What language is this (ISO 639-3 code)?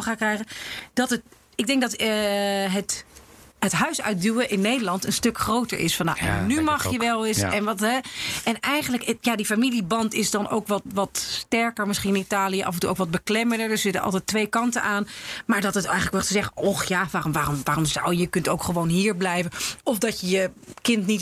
nld